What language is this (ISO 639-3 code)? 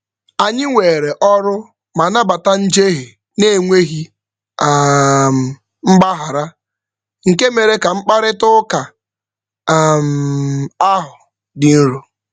ibo